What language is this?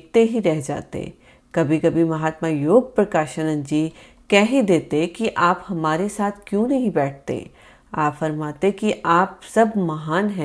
Hindi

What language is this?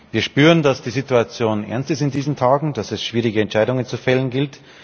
German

